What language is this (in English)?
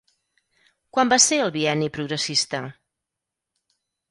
Catalan